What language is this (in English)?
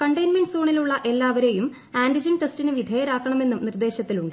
Malayalam